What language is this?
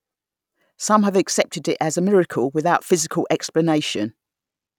English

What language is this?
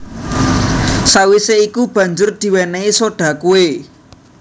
Javanese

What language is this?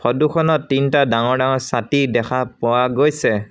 Assamese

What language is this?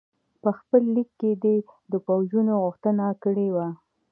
Pashto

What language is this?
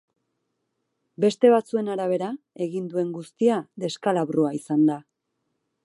Basque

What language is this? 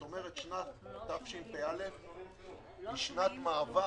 Hebrew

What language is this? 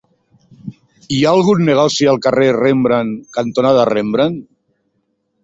Catalan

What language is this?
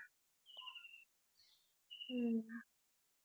Tamil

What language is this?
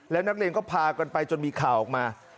Thai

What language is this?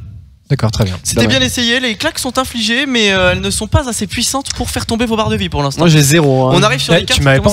French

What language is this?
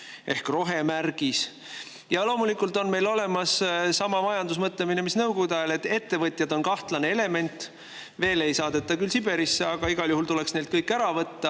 Estonian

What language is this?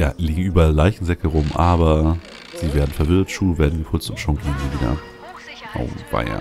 German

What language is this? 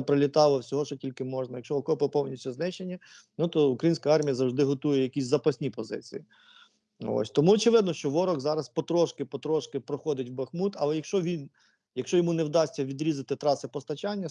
Ukrainian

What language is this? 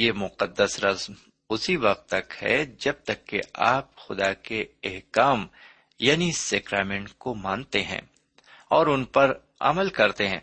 Urdu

